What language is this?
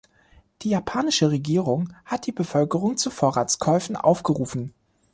German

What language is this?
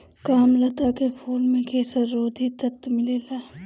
Bhojpuri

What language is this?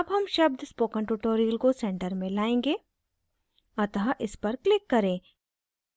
Hindi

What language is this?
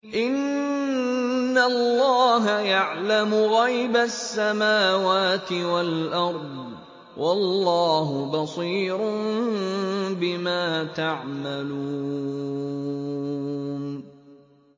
Arabic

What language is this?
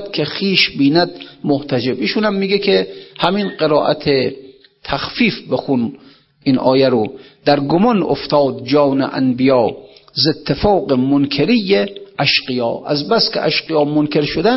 Persian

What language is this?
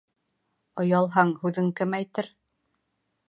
Bashkir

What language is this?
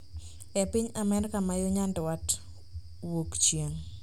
Luo (Kenya and Tanzania)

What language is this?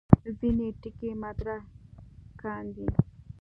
Pashto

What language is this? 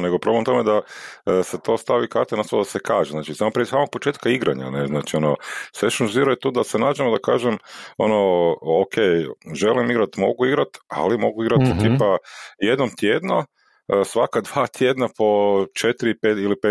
Croatian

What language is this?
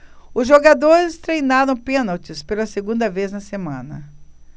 Portuguese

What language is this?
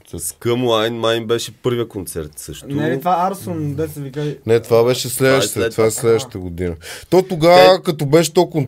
Bulgarian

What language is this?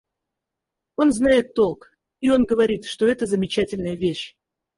Russian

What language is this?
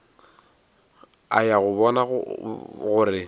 Northern Sotho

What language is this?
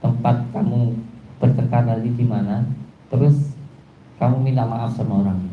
Indonesian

